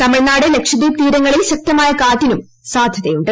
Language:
Malayalam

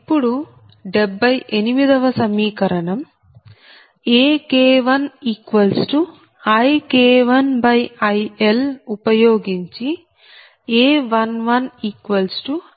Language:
Telugu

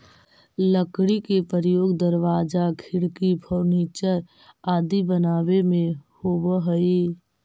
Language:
Magahi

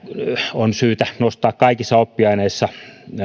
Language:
Finnish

